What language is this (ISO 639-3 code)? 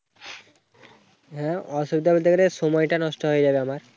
ben